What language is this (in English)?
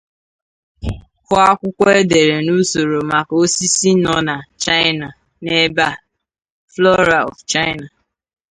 Igbo